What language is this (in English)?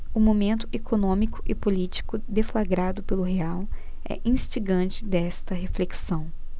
Portuguese